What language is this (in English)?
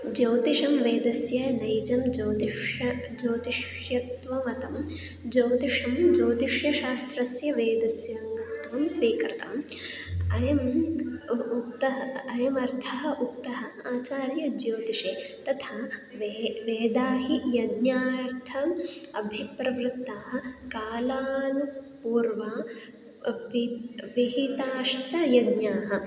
Sanskrit